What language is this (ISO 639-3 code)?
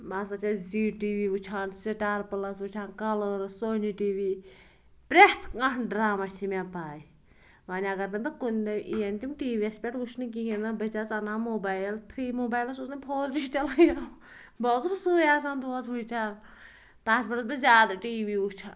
kas